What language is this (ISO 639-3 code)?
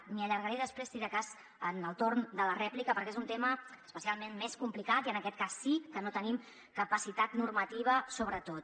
cat